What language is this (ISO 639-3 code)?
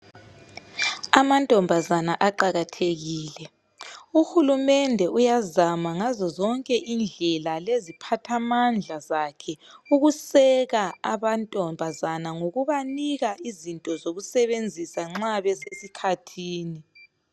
nde